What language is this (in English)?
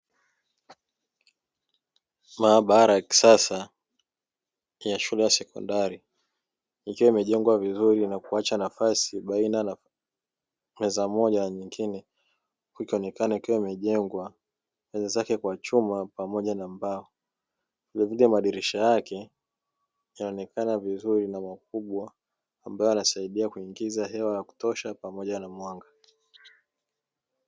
Swahili